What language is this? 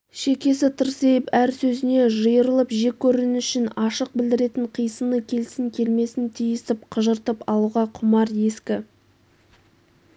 Kazakh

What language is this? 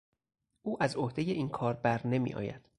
Persian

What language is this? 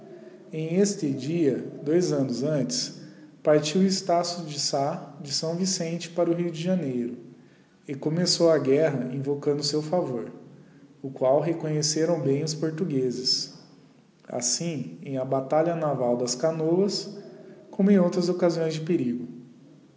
Portuguese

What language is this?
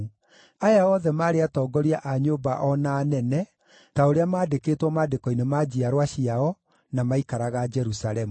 Kikuyu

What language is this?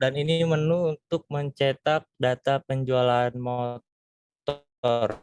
Indonesian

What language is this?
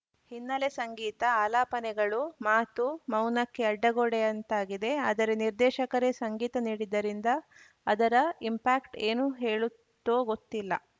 Kannada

